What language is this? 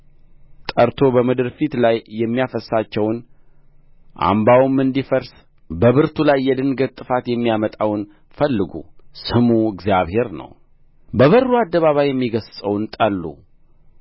Amharic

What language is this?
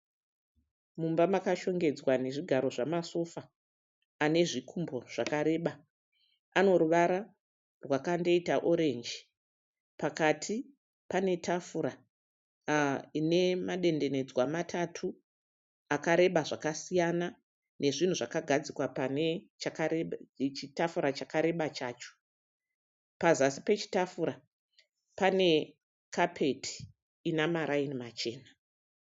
Shona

